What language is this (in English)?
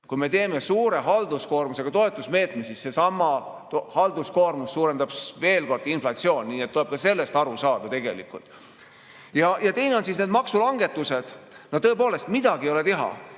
Estonian